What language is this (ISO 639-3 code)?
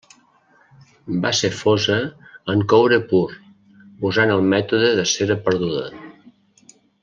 cat